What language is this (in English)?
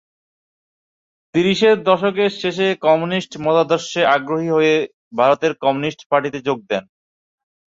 Bangla